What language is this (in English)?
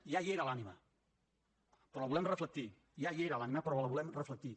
Catalan